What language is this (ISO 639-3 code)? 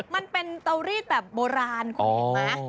tha